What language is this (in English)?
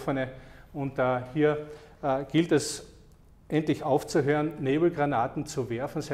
German